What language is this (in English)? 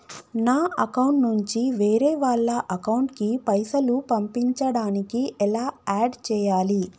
Telugu